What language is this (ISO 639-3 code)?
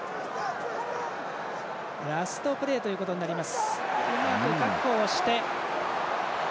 jpn